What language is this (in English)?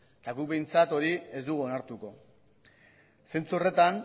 Basque